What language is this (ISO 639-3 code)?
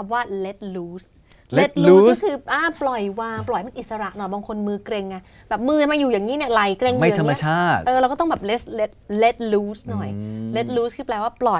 tha